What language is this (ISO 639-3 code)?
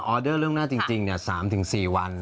tha